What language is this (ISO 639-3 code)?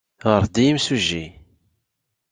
kab